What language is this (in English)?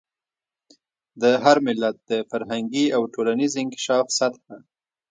Pashto